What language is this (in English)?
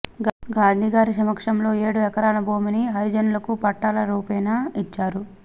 Telugu